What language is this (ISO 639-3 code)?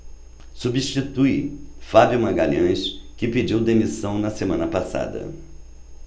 por